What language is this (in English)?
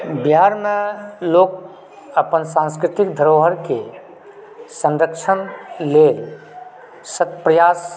Maithili